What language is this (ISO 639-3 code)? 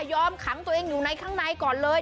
tha